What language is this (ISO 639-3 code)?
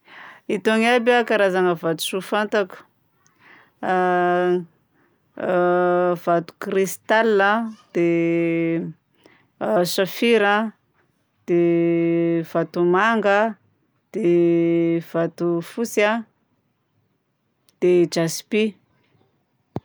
bzc